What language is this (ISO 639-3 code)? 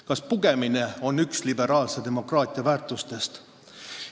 est